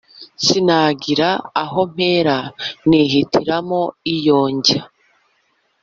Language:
Kinyarwanda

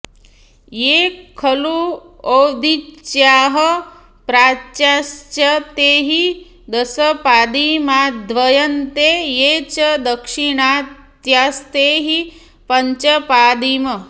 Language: Sanskrit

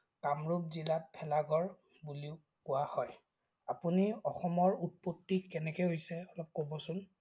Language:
Assamese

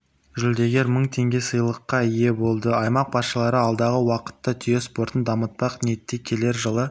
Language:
Kazakh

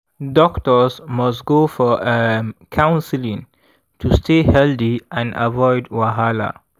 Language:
Nigerian Pidgin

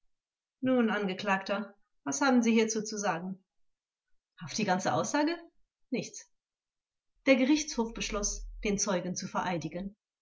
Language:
German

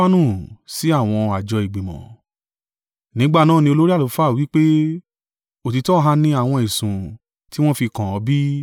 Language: Yoruba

